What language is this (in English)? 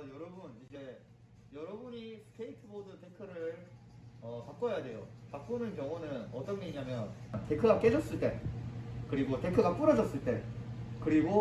Korean